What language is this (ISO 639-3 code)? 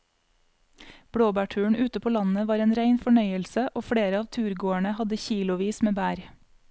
nor